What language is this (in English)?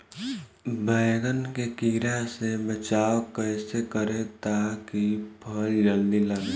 Bhojpuri